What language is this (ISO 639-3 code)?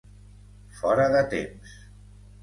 cat